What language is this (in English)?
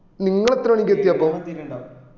Malayalam